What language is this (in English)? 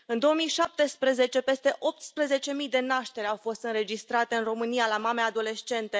Romanian